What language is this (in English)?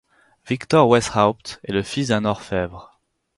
French